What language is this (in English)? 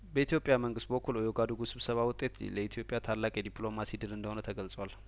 Amharic